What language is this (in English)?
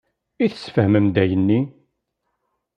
Kabyle